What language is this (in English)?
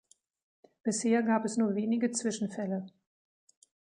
German